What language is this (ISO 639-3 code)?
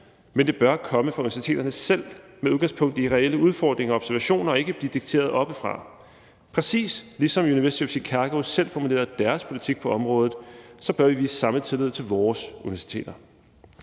dan